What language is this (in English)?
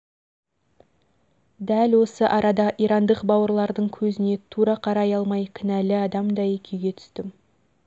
Kazakh